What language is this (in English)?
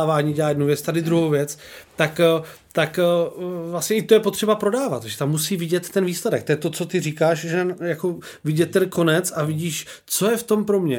Czech